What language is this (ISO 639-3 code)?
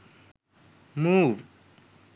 sin